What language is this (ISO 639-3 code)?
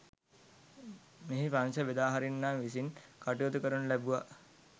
sin